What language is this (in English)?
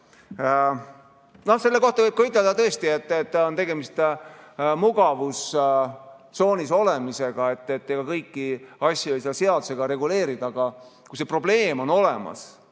Estonian